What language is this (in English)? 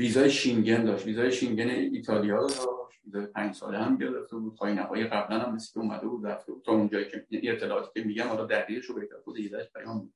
Persian